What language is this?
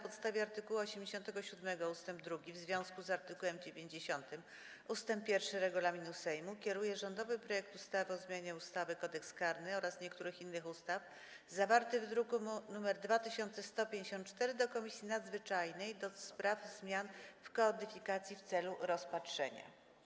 Polish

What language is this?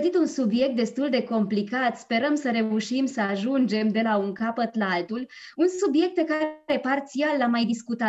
Romanian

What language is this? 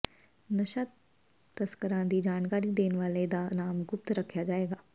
Punjabi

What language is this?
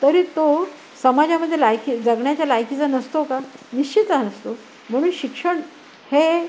Marathi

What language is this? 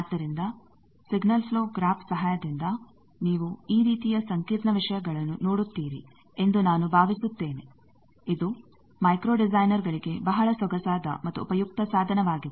Kannada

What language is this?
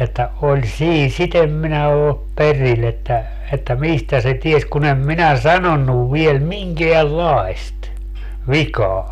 Finnish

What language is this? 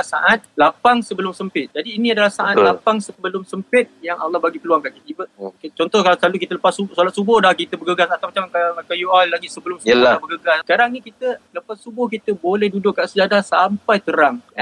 Malay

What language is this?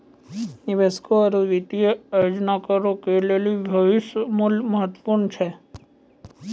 Maithili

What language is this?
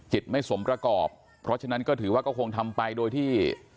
Thai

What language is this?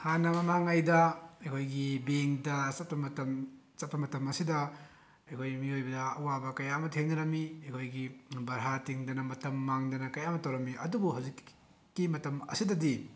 Manipuri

